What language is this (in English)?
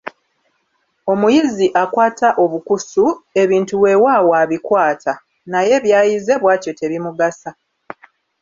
Ganda